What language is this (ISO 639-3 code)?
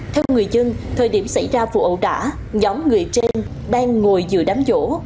vie